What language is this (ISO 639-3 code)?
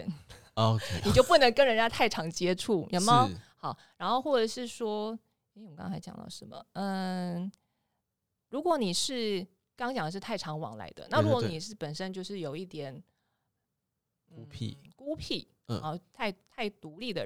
zho